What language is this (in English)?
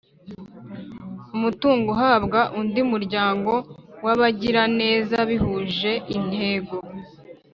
Kinyarwanda